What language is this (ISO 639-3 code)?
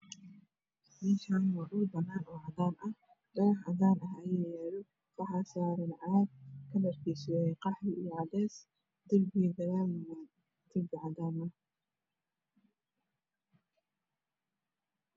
som